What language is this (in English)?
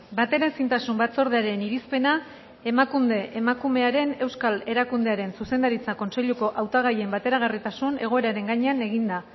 Basque